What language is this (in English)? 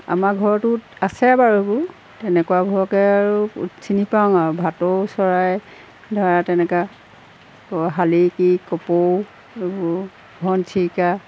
Assamese